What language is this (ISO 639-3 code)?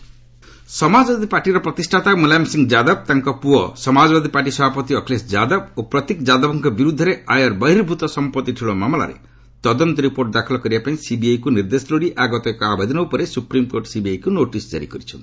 ori